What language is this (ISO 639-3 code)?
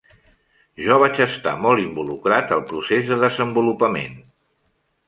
cat